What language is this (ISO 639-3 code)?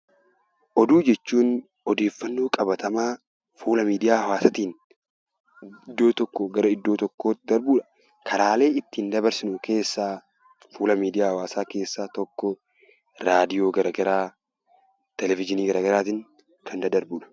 orm